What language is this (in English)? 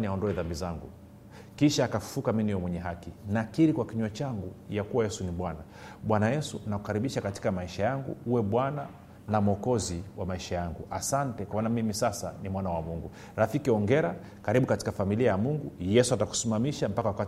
Swahili